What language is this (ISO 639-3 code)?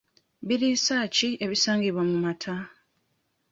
lug